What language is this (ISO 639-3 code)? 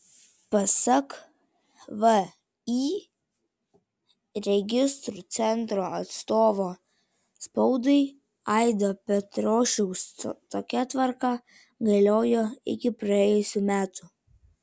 lit